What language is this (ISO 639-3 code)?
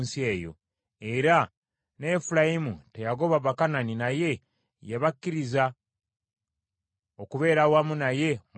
lug